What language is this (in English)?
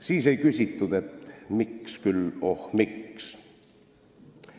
Estonian